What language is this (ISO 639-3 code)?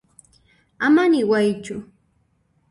qxp